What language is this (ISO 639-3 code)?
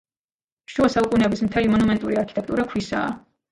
kat